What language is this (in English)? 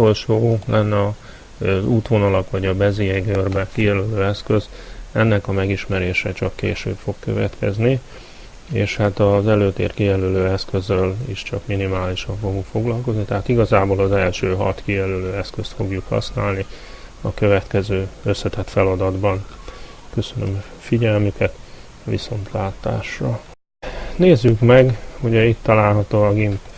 Hungarian